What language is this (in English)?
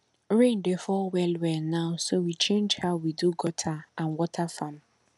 Nigerian Pidgin